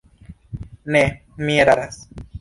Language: Esperanto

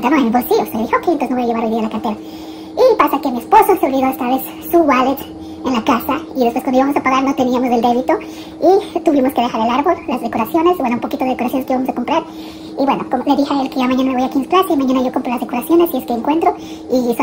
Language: Spanish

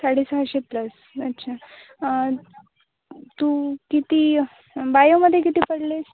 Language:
Marathi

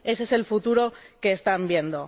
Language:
Spanish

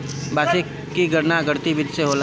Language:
Bhojpuri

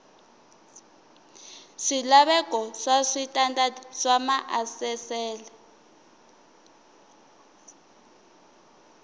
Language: Tsonga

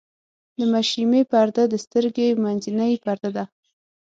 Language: Pashto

